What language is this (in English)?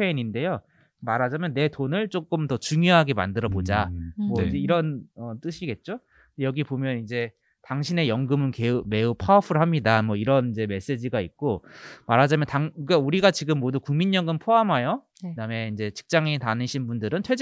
Korean